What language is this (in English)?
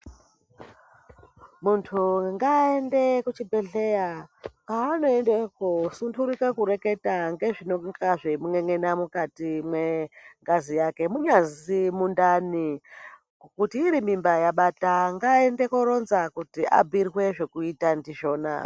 Ndau